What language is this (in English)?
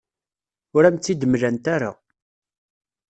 Kabyle